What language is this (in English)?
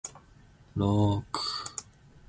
Zulu